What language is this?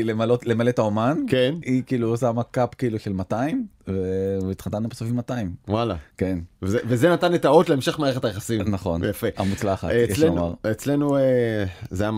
Hebrew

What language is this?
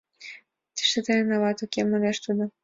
Mari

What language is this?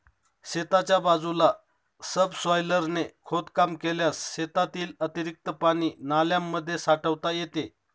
Marathi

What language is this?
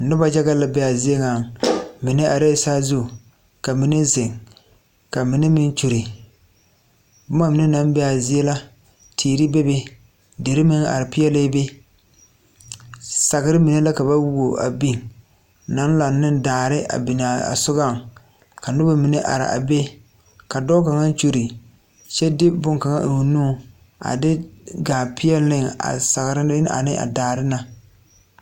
Southern Dagaare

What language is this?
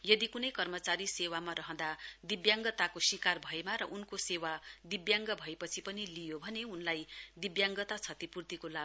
Nepali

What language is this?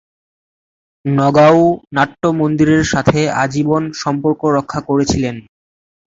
Bangla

